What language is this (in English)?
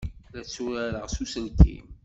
Kabyle